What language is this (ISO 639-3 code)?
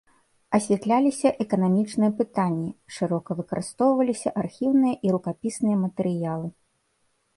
bel